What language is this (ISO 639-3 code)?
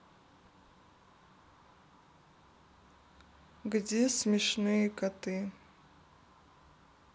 rus